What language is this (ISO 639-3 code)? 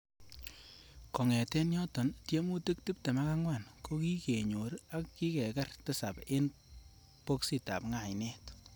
kln